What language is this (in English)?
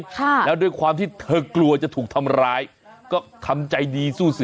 Thai